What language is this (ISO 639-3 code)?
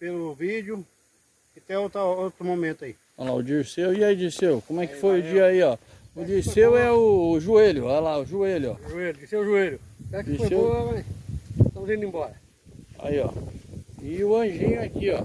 por